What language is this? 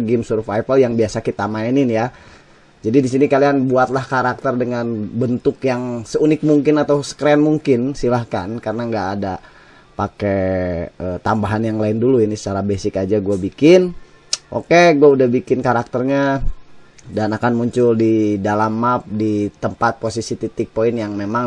Indonesian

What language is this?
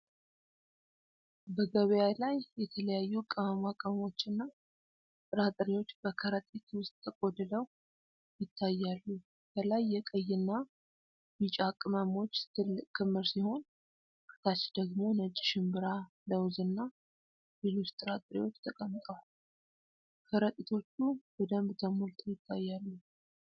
Amharic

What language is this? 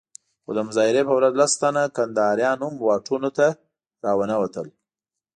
Pashto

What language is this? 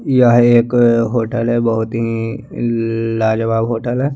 Hindi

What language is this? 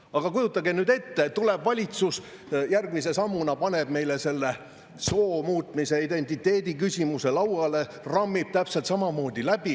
Estonian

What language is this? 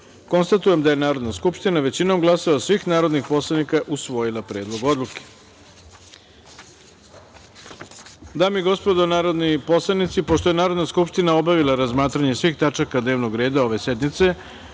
Serbian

